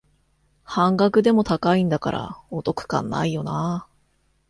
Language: Japanese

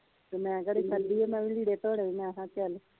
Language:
Punjabi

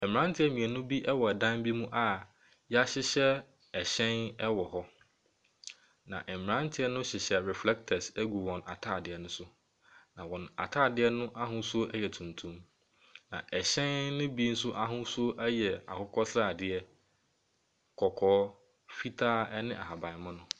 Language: Akan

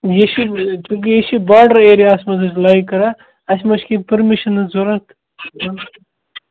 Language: Kashmiri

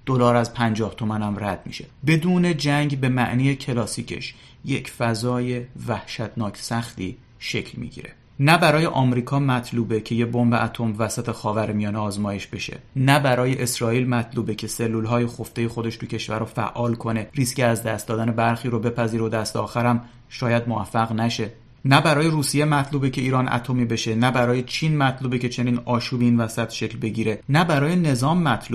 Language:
Persian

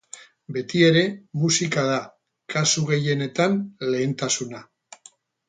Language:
Basque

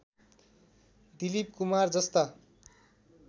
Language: Nepali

